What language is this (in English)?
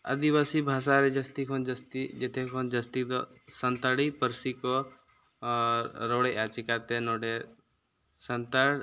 Santali